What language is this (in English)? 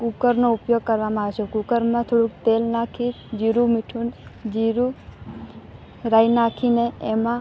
Gujarati